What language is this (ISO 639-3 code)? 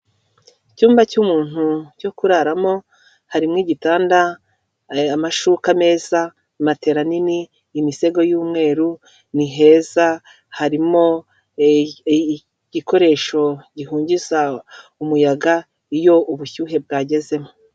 kin